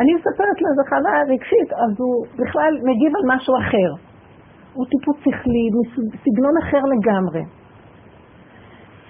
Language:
Hebrew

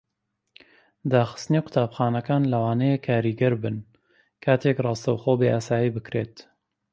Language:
Central Kurdish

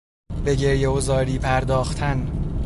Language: Persian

